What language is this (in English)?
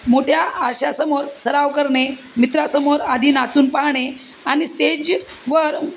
Marathi